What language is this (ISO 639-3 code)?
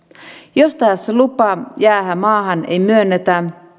fin